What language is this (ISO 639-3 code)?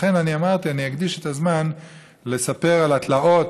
heb